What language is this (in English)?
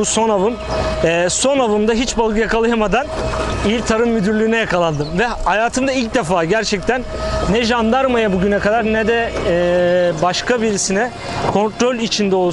Turkish